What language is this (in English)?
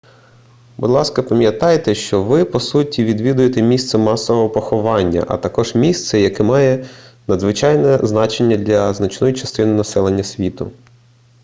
Ukrainian